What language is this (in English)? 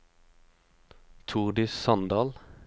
Norwegian